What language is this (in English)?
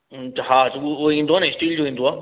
Sindhi